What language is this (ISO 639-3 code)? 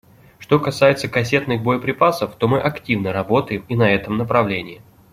rus